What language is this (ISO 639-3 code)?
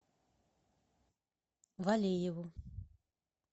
rus